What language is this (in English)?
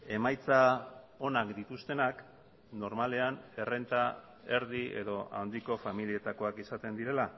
Basque